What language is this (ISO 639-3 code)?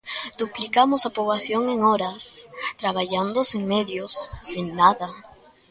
glg